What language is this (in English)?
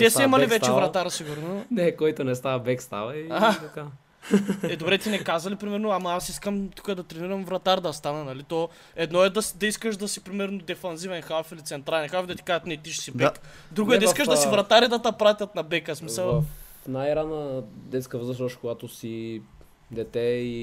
Bulgarian